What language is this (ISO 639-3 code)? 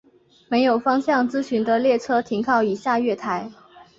zho